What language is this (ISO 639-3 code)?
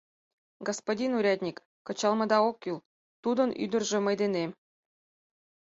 chm